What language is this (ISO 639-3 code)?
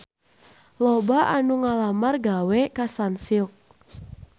sun